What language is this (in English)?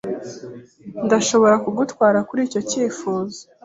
Kinyarwanda